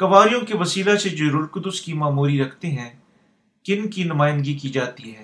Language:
Urdu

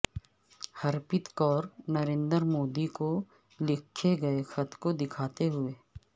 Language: Urdu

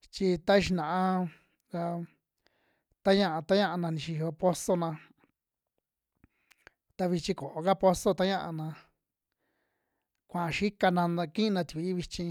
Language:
Western Juxtlahuaca Mixtec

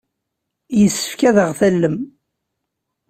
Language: Kabyle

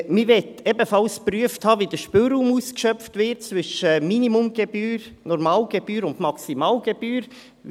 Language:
Swiss German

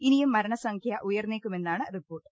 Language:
Malayalam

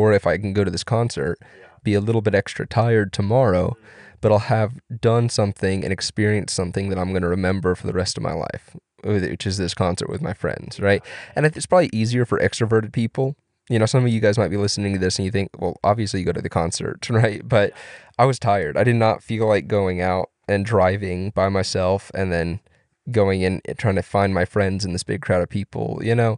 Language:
English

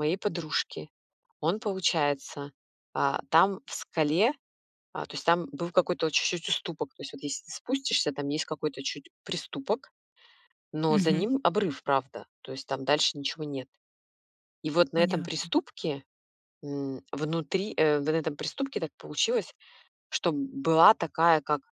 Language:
Russian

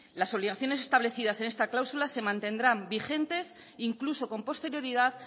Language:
Spanish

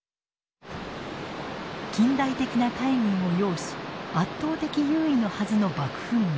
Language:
Japanese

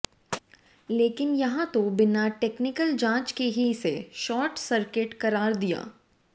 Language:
Hindi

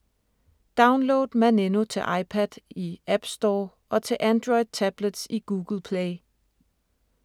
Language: Danish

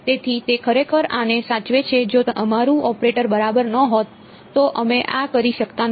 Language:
Gujarati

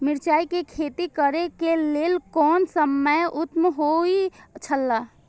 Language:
Maithili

